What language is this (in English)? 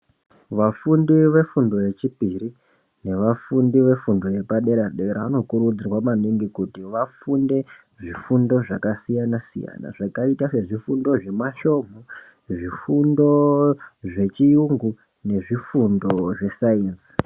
Ndau